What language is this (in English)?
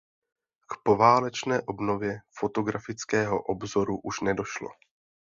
Czech